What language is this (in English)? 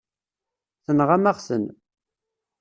Kabyle